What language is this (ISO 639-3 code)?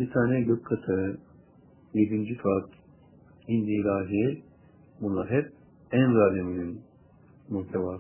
tur